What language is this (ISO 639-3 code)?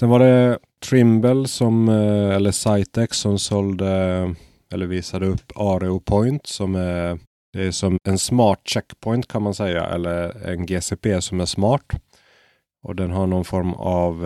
swe